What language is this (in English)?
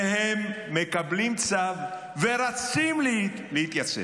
Hebrew